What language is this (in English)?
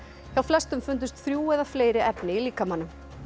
Icelandic